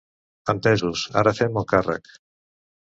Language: Catalan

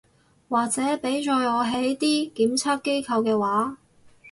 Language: Cantonese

